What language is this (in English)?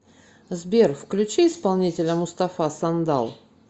Russian